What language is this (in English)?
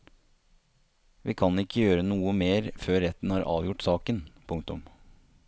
Norwegian